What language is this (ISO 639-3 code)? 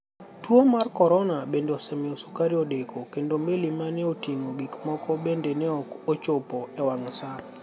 luo